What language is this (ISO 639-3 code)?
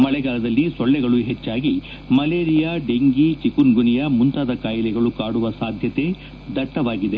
kan